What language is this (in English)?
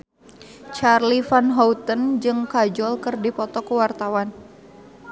Sundanese